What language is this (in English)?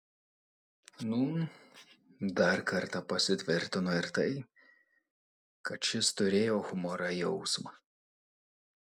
Lithuanian